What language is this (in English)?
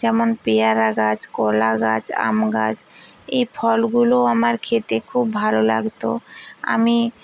Bangla